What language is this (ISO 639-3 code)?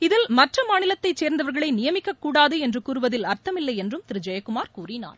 tam